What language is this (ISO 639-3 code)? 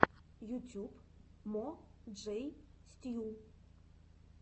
rus